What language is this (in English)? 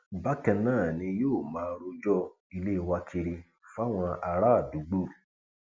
Yoruba